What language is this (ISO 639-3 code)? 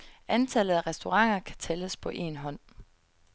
dan